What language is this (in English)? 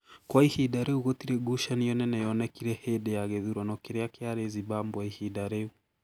Kikuyu